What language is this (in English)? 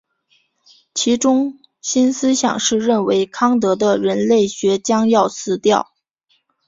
Chinese